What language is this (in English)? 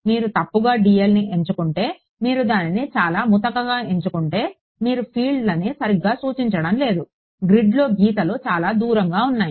Telugu